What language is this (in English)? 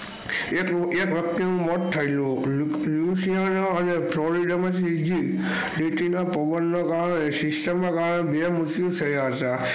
Gujarati